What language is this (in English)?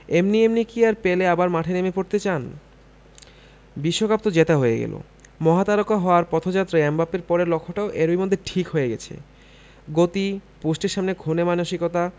Bangla